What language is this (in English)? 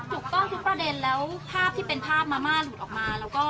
Thai